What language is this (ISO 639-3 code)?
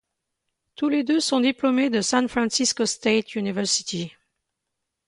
fra